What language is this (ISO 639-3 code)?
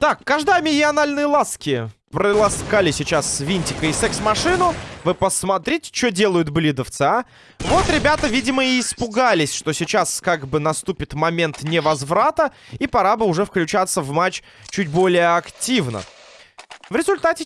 rus